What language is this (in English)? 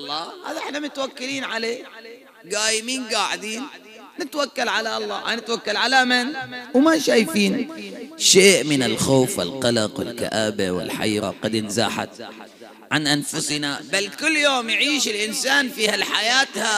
Arabic